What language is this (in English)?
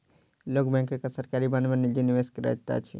Maithili